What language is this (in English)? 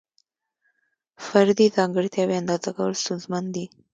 Pashto